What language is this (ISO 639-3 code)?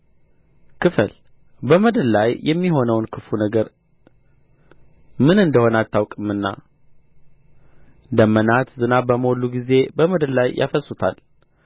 amh